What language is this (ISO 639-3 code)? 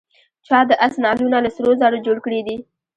pus